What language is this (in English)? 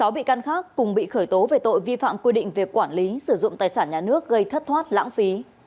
Vietnamese